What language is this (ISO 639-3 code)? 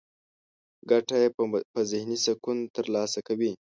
pus